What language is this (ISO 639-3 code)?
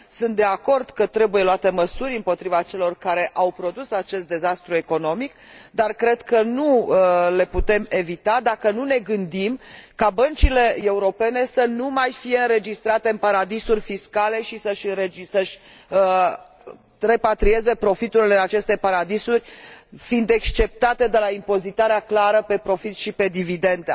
ron